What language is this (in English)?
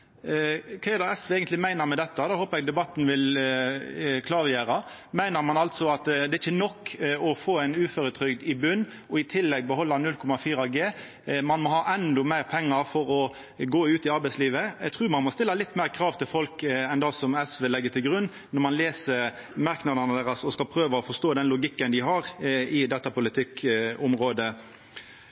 Norwegian Nynorsk